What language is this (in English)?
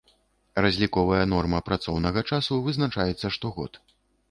Belarusian